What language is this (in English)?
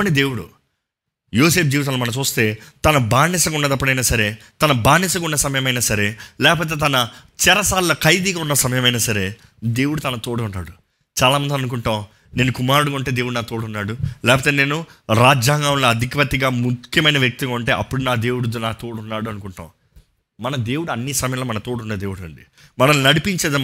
Telugu